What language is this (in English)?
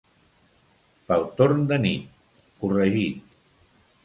Catalan